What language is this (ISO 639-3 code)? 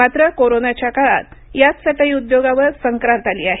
mar